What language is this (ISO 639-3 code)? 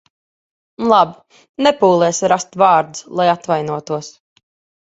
lav